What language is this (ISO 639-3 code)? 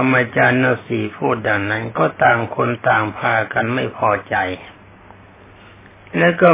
tha